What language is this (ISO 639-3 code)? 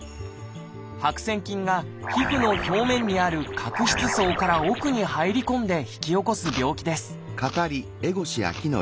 jpn